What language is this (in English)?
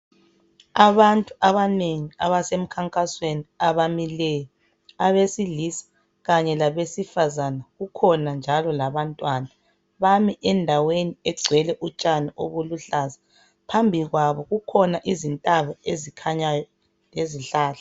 North Ndebele